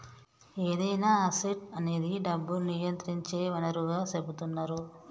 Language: Telugu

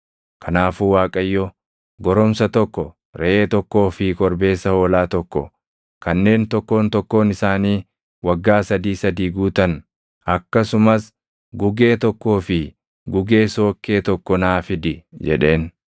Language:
Oromo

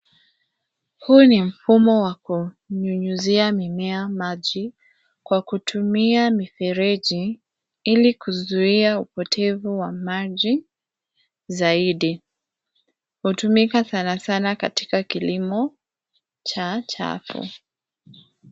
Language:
Swahili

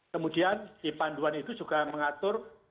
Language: Indonesian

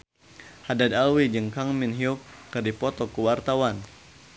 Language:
Sundanese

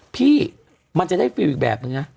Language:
Thai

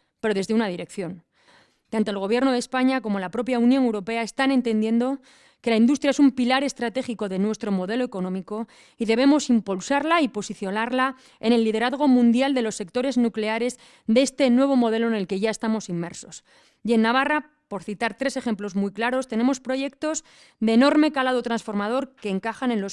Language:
Spanish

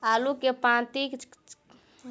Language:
Maithili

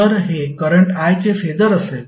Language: Marathi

